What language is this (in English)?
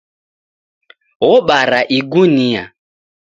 Taita